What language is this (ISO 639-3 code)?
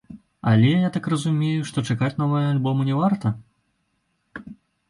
bel